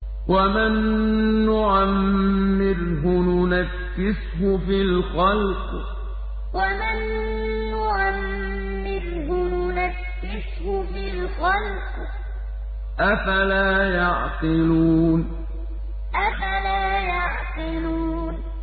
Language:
Arabic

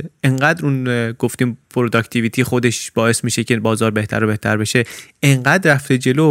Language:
Persian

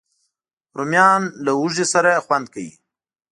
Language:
Pashto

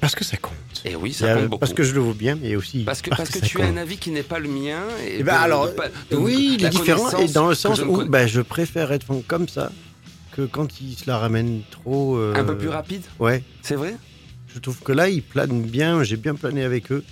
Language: French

